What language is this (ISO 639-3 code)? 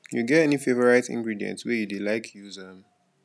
pcm